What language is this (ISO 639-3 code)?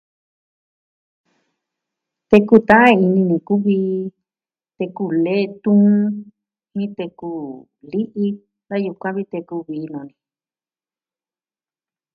meh